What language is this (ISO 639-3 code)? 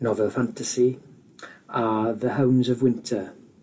cym